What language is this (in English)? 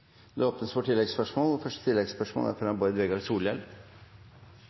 Norwegian